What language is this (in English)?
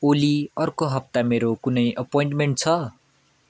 Nepali